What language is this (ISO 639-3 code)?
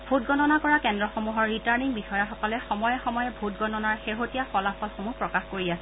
asm